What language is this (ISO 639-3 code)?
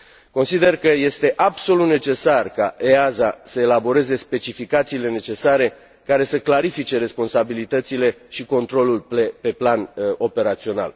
ron